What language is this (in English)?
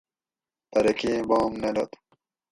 Gawri